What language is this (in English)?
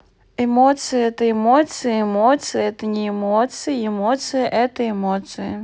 Russian